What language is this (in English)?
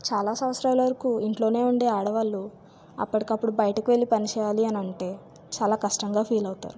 Telugu